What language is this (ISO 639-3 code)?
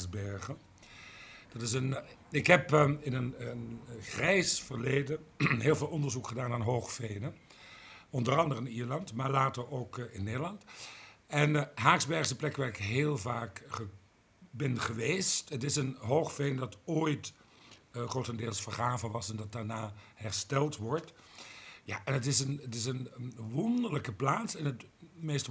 nld